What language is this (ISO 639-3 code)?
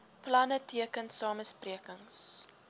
afr